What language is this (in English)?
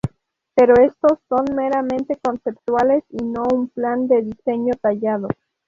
Spanish